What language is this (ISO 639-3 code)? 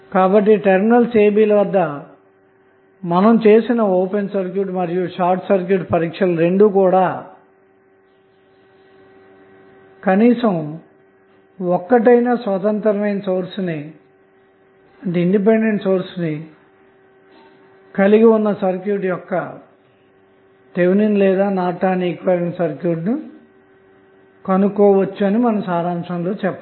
tel